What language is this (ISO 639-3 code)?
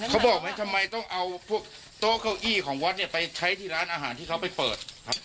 tha